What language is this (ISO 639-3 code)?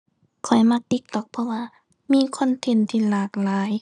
tha